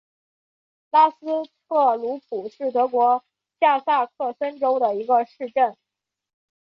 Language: Chinese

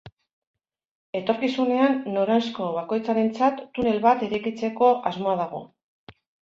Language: Basque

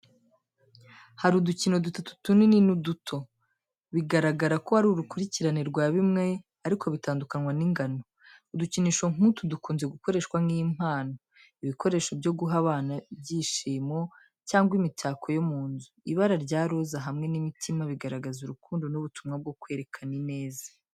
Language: Kinyarwanda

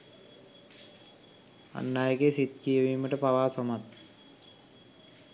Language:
Sinhala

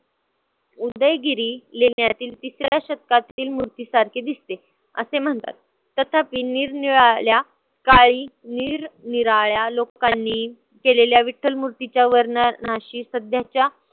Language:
Marathi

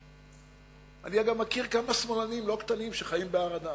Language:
Hebrew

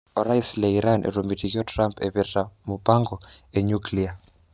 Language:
Masai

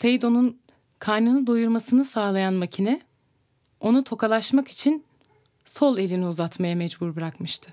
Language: Turkish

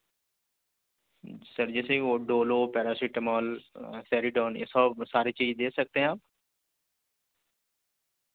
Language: Urdu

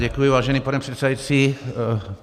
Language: Czech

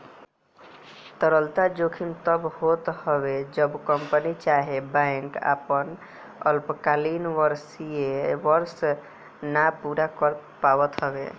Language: Bhojpuri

